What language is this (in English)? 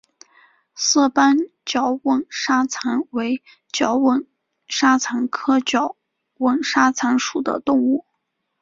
Chinese